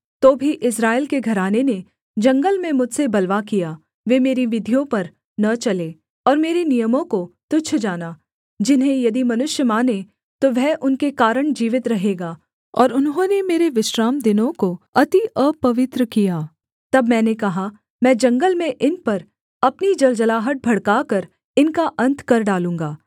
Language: Hindi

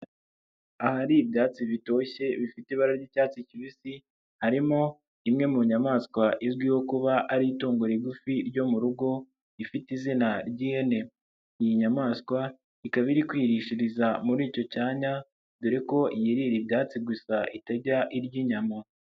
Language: Kinyarwanda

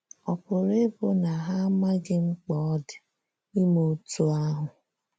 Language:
Igbo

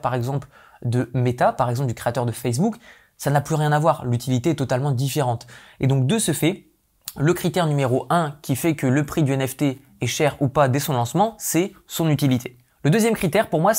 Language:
French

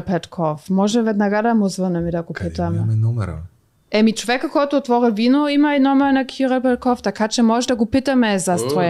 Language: Bulgarian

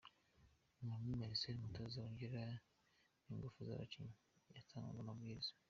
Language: Kinyarwanda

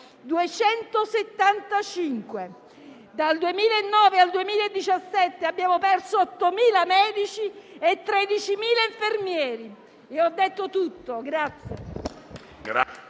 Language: Italian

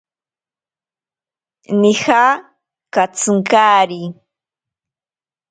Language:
Ashéninka Perené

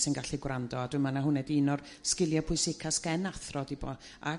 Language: Welsh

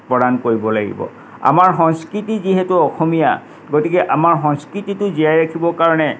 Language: Assamese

